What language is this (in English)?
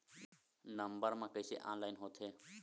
Chhattisgarhi